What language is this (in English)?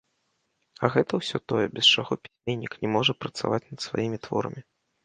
Belarusian